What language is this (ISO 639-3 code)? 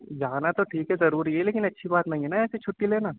urd